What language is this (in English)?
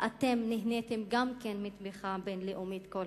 Hebrew